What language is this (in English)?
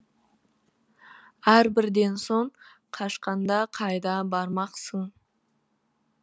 Kazakh